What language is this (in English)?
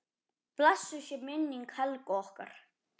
Icelandic